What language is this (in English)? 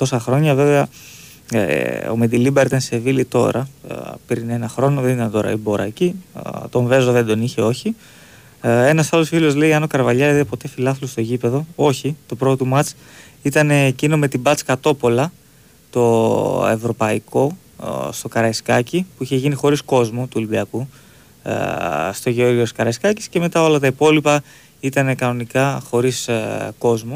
Greek